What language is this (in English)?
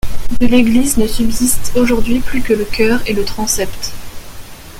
French